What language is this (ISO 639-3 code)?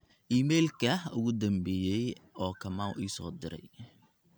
som